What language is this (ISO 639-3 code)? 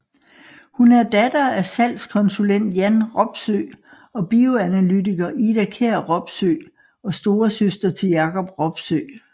dan